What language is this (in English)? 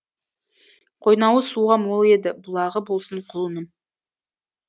Kazakh